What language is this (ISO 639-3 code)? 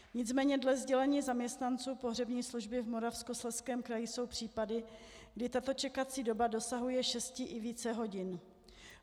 ces